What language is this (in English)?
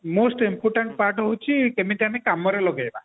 Odia